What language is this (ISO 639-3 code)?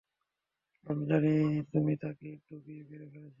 ben